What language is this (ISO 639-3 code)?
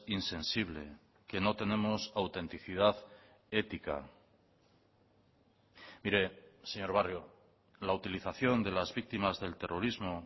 spa